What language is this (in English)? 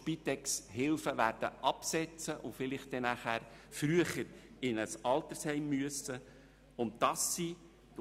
Swiss German